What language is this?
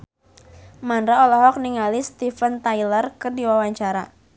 Sundanese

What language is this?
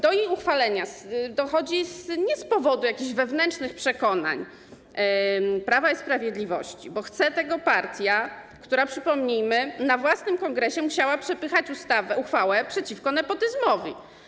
Polish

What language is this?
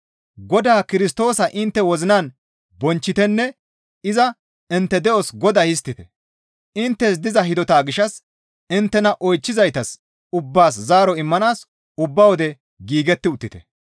Gamo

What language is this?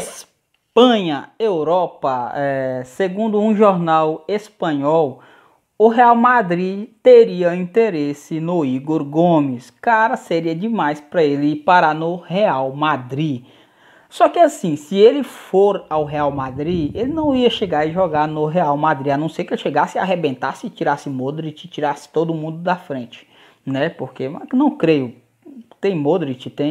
Portuguese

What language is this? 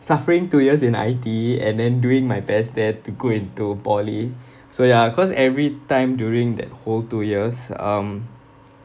English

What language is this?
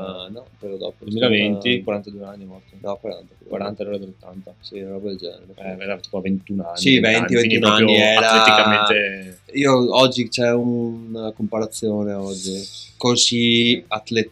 Italian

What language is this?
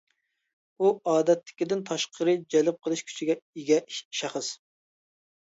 Uyghur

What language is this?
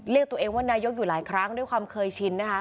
Thai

